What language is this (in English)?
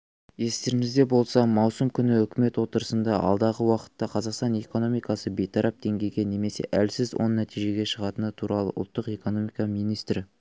Kazakh